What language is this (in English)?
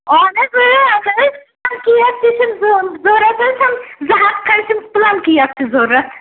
Kashmiri